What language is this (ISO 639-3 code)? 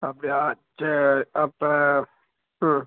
tam